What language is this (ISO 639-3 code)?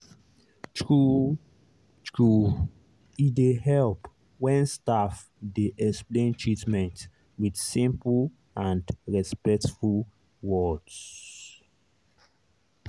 pcm